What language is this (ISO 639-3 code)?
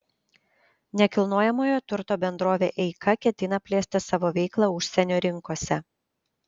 lit